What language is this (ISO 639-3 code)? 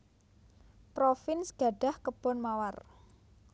jav